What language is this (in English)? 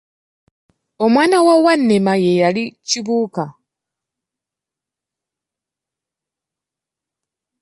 Ganda